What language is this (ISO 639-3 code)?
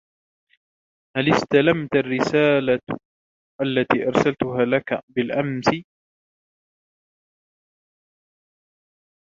ara